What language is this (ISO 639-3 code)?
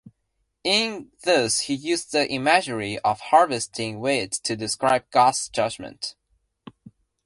eng